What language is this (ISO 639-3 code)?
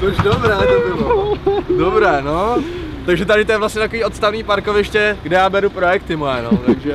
ces